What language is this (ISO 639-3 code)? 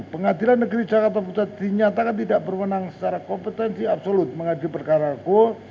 ind